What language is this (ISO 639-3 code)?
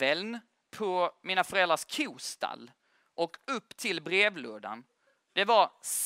swe